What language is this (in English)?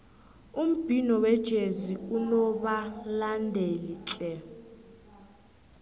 South Ndebele